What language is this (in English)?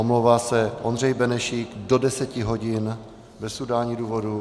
Czech